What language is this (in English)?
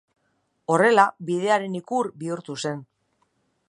Basque